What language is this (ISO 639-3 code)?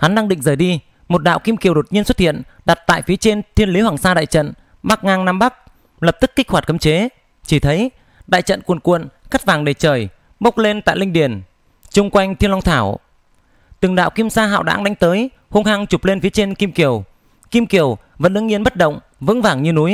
vie